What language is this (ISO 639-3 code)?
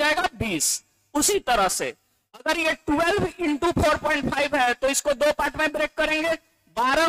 hin